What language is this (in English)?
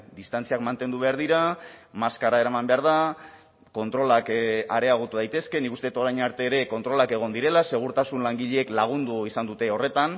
Basque